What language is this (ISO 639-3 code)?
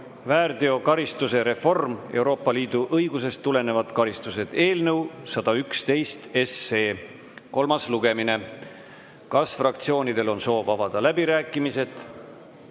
est